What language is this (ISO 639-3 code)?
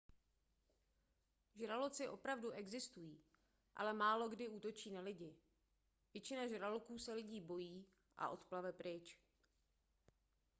ces